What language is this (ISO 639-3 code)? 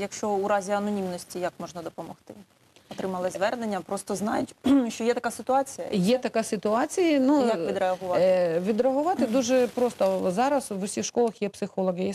ukr